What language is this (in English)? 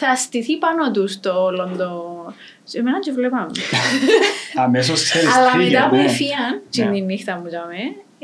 Greek